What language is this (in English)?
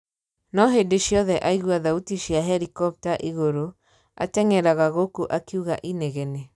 Kikuyu